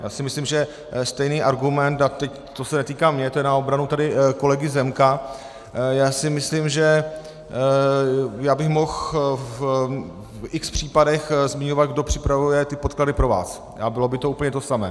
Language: Czech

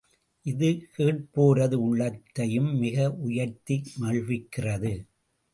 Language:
Tamil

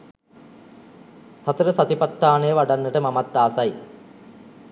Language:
Sinhala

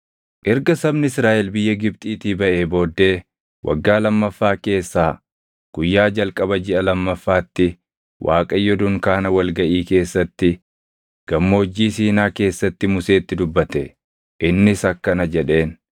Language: Oromo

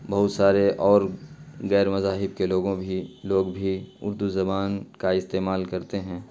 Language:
Urdu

